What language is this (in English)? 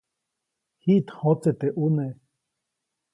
Copainalá Zoque